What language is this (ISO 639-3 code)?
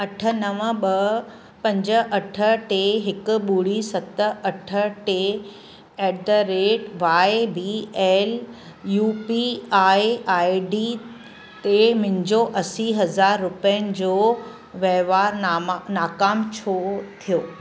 snd